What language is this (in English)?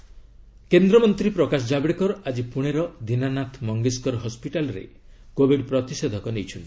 Odia